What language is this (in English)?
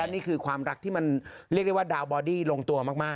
Thai